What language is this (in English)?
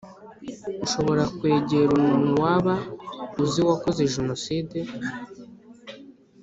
Kinyarwanda